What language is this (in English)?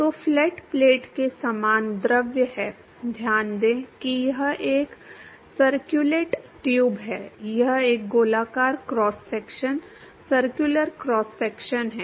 Hindi